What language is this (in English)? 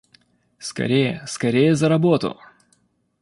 Russian